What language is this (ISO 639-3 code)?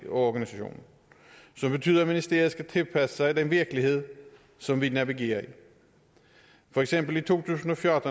dan